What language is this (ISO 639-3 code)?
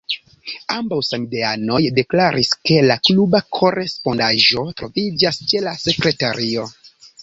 epo